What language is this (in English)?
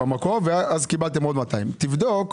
Hebrew